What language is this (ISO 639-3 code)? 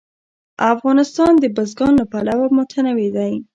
pus